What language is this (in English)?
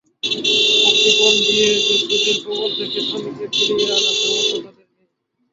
Bangla